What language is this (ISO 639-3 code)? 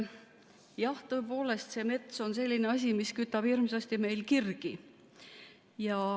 est